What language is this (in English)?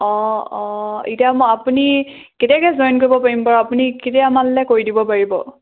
Assamese